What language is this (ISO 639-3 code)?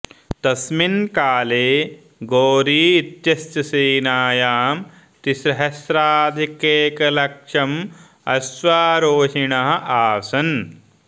san